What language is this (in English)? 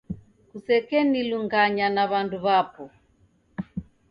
Taita